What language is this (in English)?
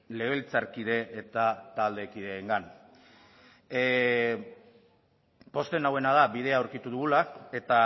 Basque